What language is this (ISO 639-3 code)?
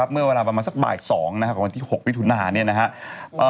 tha